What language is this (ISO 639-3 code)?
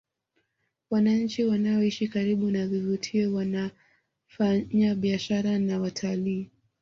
swa